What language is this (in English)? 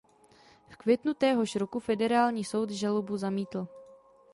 Czech